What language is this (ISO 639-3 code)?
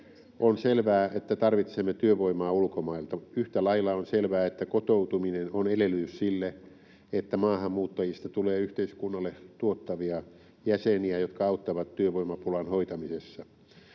fin